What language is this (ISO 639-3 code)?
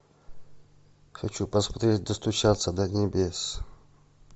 rus